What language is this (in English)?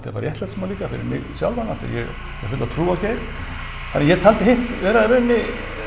Icelandic